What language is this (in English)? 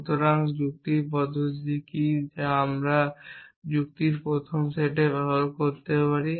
Bangla